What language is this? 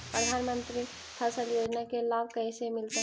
Magahi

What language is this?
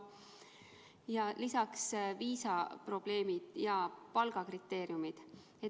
Estonian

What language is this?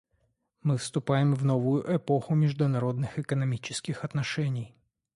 Russian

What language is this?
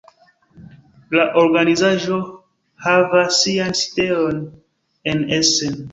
Esperanto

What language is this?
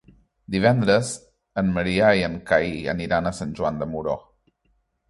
Catalan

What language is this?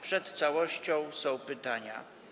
Polish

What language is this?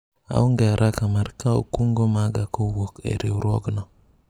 Luo (Kenya and Tanzania)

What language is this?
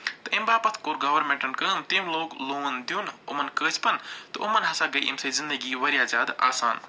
Kashmiri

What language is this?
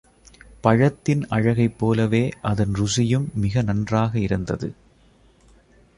Tamil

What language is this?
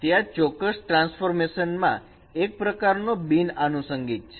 Gujarati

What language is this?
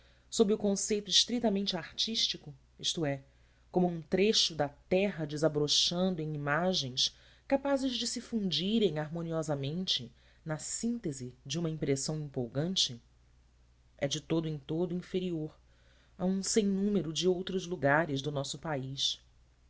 Portuguese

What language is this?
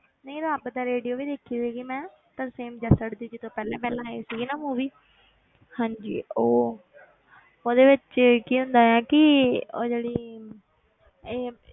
Punjabi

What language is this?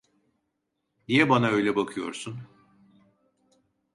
Turkish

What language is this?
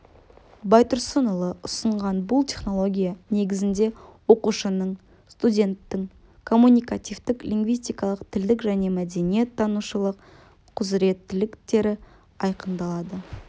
Kazakh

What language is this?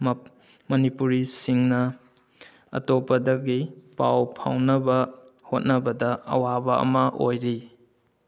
Manipuri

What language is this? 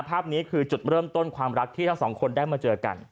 Thai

